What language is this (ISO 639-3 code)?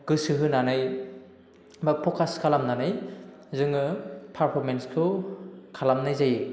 brx